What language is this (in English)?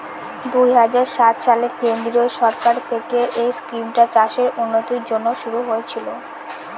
Bangla